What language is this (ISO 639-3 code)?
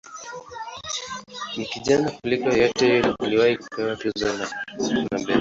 swa